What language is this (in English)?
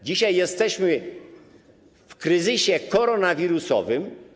Polish